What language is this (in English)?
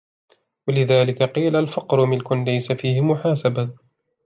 Arabic